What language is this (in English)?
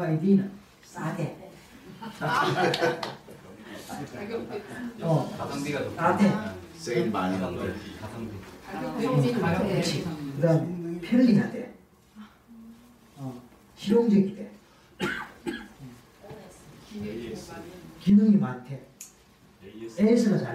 Korean